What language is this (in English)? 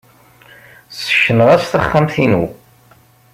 Kabyle